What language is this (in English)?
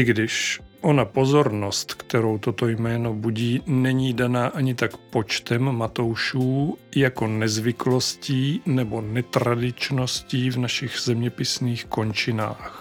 Czech